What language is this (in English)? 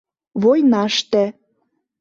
Mari